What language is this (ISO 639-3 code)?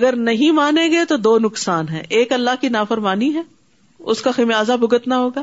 urd